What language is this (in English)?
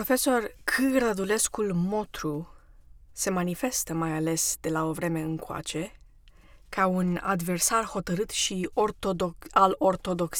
Romanian